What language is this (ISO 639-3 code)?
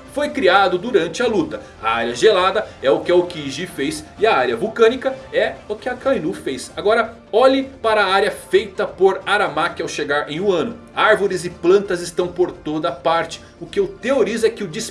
por